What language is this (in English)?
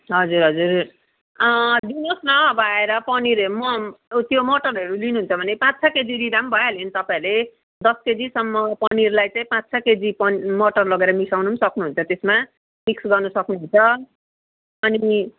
Nepali